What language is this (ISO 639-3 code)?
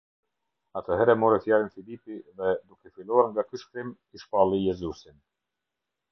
sqi